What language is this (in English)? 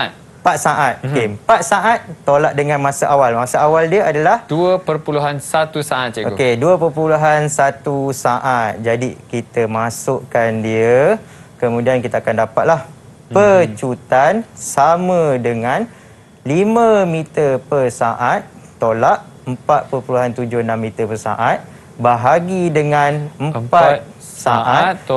Malay